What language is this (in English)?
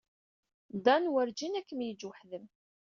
Kabyle